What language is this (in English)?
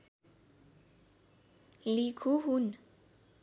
Nepali